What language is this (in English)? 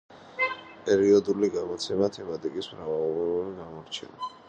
Georgian